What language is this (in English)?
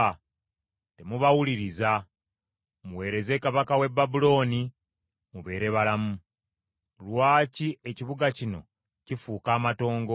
Ganda